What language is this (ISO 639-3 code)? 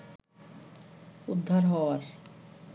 ben